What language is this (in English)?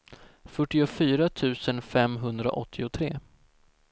Swedish